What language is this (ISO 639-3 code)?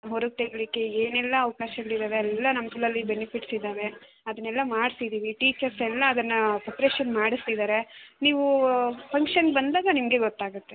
kan